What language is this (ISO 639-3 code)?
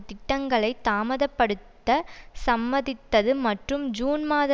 tam